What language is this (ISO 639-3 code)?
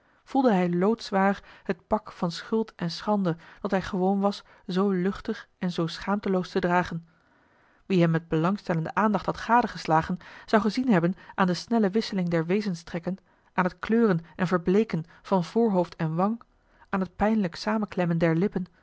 nld